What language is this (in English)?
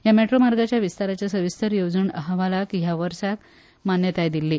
Konkani